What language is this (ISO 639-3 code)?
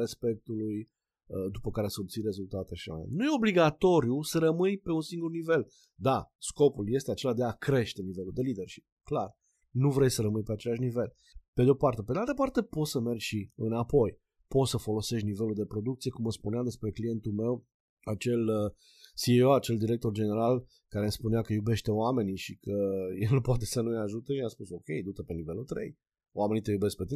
ron